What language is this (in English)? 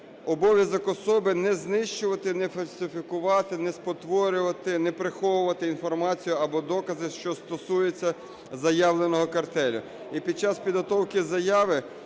Ukrainian